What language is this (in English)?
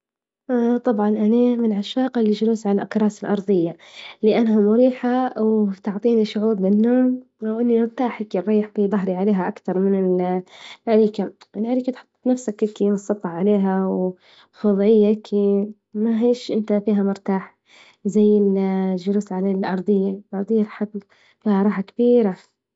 Libyan Arabic